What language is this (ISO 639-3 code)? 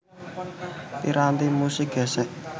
jav